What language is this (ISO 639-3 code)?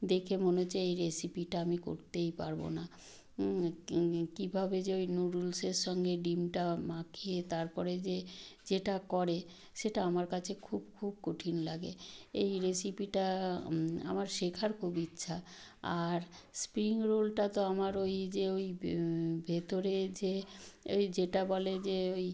ben